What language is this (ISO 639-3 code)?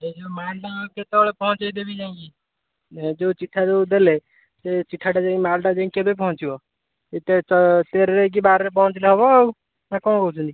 ori